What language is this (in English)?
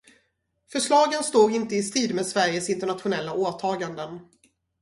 Swedish